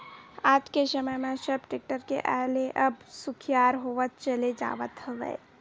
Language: Chhattisgarhi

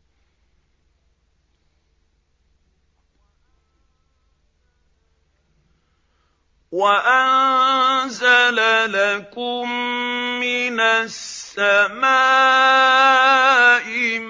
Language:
Arabic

